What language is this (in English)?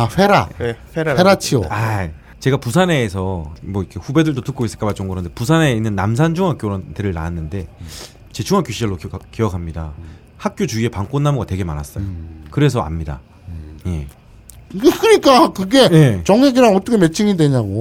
Korean